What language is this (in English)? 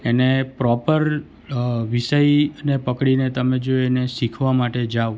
Gujarati